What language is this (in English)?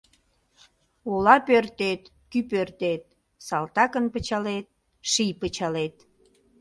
Mari